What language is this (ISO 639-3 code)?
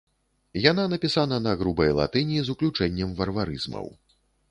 bel